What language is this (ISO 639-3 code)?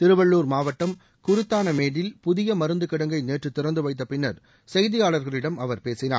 tam